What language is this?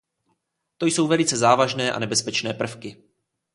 Czech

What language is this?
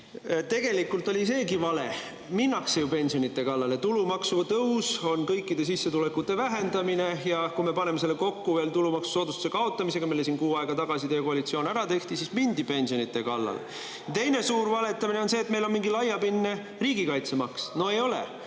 Estonian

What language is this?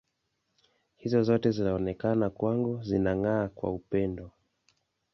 Swahili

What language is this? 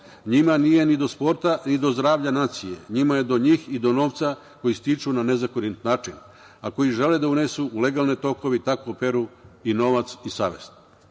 Serbian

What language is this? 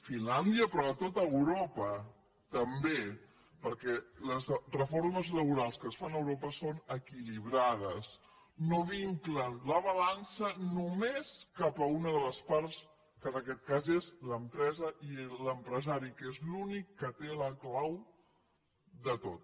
Catalan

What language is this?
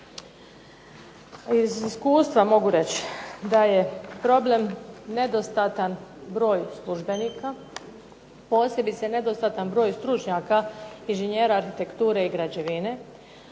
Croatian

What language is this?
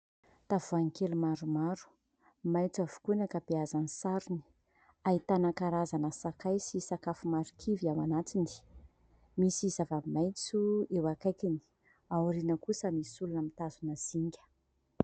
Malagasy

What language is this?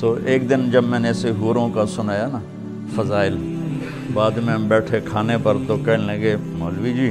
Urdu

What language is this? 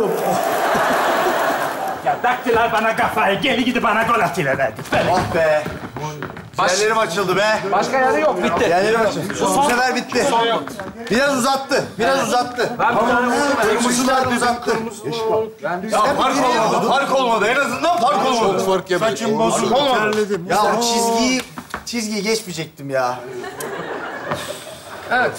Turkish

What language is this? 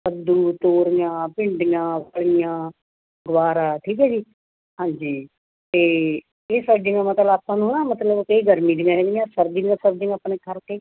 Punjabi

